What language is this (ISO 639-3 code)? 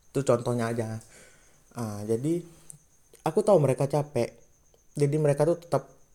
ind